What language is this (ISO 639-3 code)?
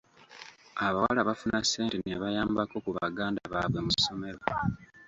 lug